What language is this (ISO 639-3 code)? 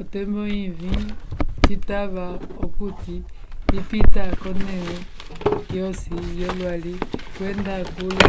umb